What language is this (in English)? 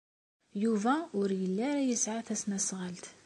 Kabyle